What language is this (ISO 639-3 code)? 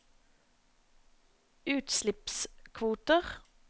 nor